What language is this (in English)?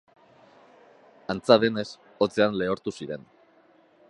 Basque